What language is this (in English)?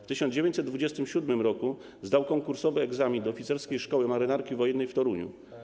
Polish